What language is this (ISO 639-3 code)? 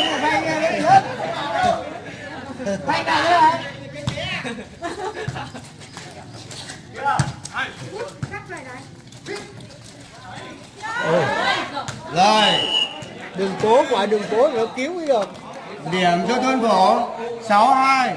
vie